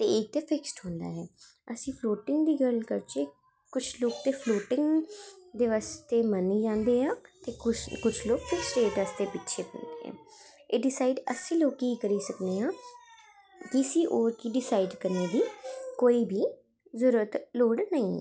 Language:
Dogri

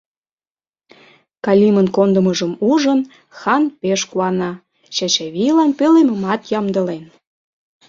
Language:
Mari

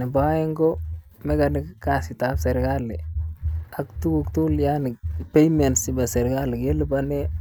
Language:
Kalenjin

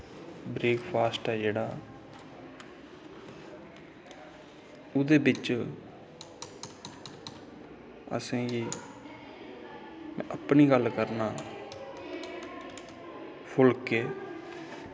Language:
Dogri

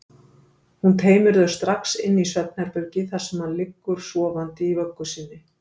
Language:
Icelandic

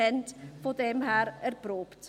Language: Swiss German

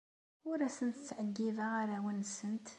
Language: Kabyle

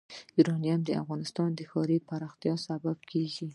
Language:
Pashto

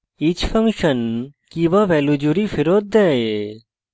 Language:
Bangla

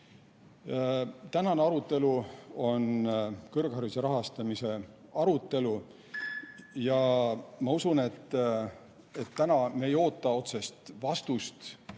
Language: Estonian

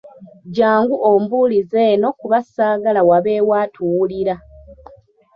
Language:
Ganda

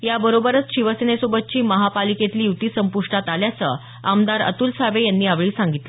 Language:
Marathi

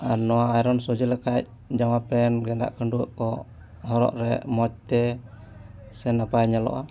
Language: Santali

